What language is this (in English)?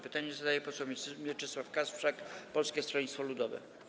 Polish